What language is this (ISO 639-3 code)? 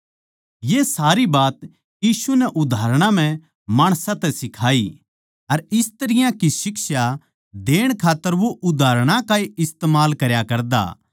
bgc